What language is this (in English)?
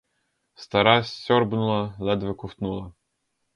Ukrainian